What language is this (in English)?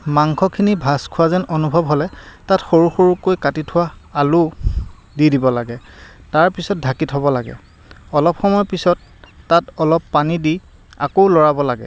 Assamese